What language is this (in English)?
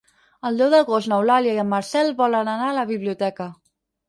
Catalan